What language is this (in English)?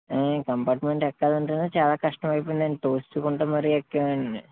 Telugu